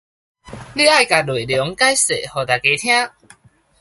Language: Min Nan Chinese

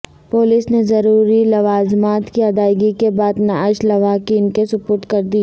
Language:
Urdu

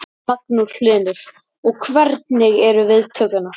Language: Icelandic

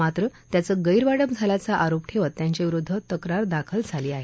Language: Marathi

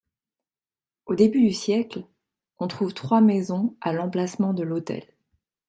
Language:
French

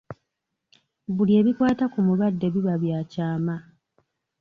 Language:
Ganda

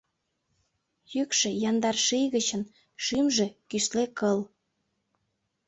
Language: Mari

